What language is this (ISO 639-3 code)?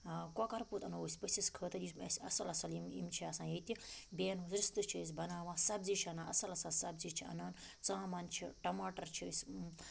kas